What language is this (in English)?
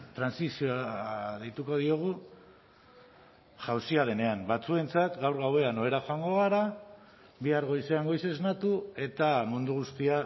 Basque